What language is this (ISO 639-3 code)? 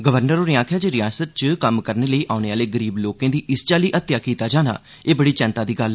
doi